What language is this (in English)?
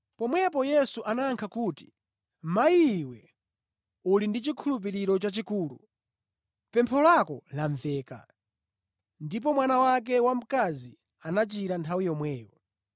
Nyanja